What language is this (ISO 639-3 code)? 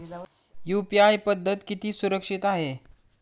mar